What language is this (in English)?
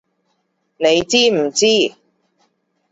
Cantonese